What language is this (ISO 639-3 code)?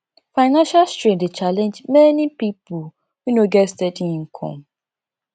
pcm